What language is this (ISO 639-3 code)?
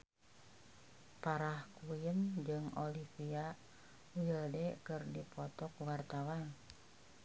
sun